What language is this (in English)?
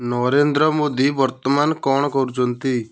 Odia